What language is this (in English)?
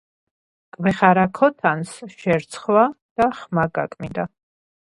Georgian